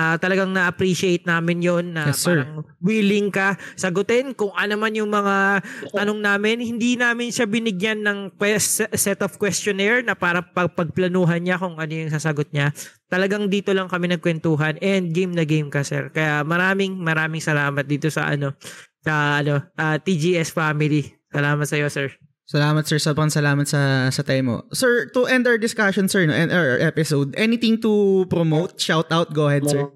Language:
Filipino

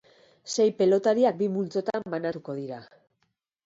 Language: Basque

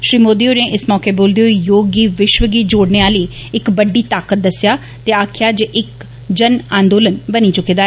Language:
Dogri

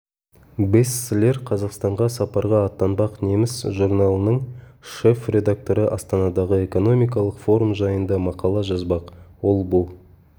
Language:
Kazakh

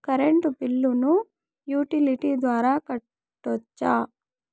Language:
Telugu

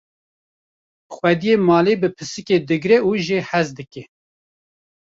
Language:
Kurdish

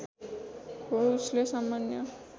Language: Nepali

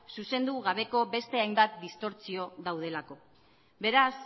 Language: Basque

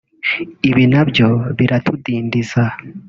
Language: Kinyarwanda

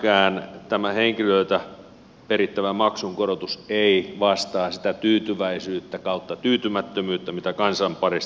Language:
Finnish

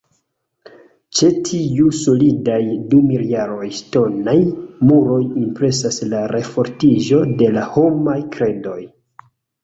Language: Esperanto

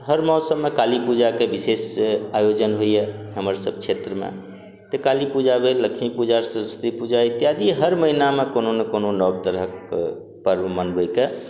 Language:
Maithili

